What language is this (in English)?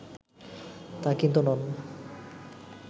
Bangla